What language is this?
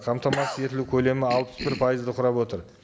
Kazakh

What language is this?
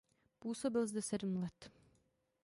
Czech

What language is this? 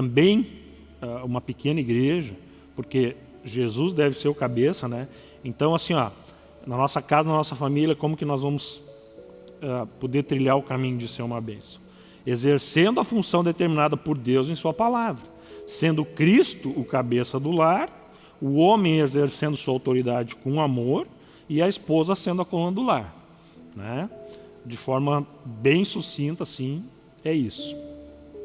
Portuguese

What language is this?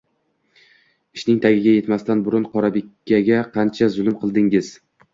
Uzbek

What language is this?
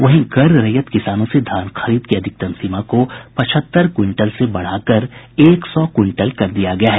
Hindi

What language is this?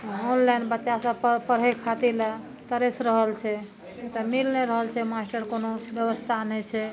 Maithili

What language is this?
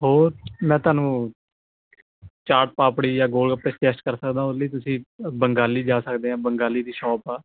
Punjabi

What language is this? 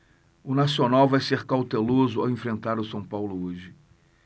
Portuguese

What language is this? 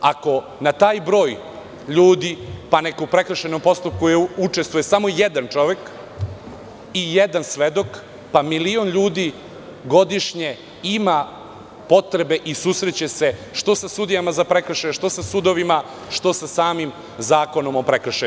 Serbian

